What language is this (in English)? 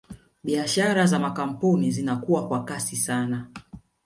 Swahili